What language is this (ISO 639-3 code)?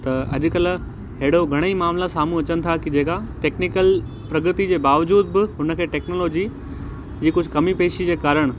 snd